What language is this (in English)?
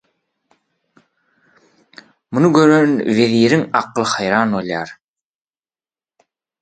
Turkmen